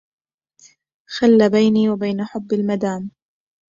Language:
Arabic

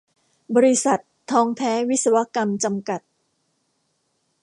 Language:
Thai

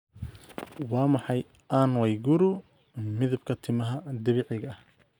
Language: Somali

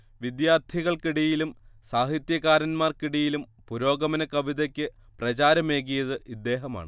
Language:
Malayalam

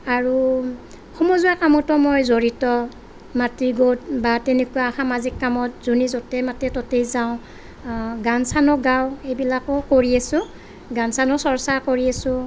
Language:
Assamese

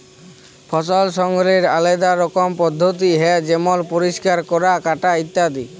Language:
Bangla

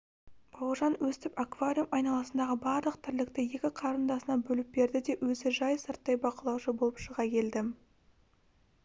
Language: Kazakh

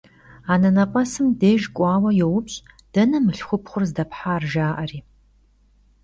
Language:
Kabardian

